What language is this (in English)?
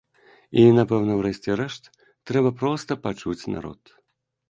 Belarusian